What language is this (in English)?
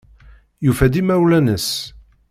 Kabyle